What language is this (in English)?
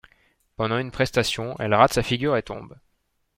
French